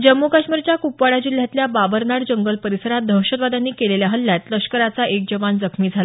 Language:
Marathi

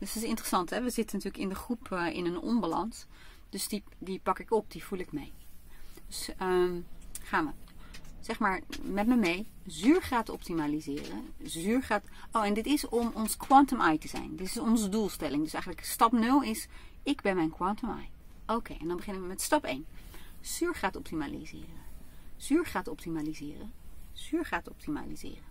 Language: Dutch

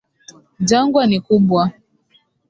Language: Swahili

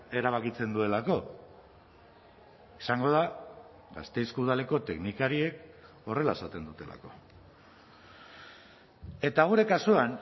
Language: Basque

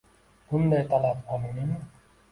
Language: Uzbek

